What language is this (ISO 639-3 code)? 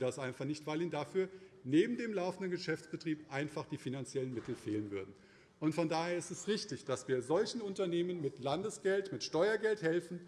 deu